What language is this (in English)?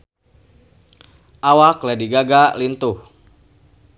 Sundanese